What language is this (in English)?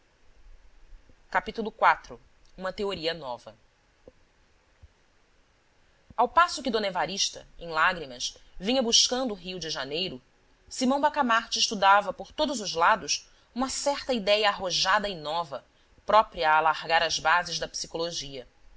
Portuguese